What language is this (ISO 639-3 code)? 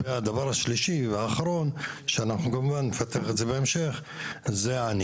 heb